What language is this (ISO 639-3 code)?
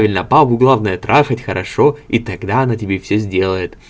rus